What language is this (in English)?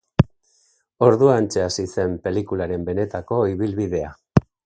Basque